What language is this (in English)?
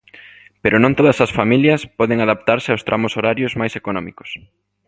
Galician